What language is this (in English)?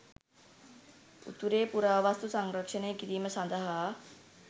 Sinhala